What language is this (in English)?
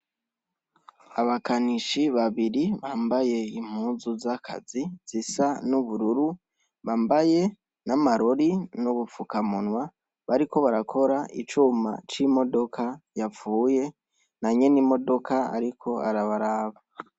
Rundi